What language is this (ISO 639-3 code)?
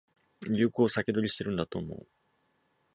jpn